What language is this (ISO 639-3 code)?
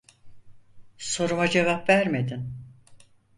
tur